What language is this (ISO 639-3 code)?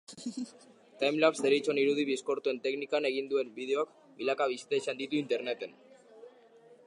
eus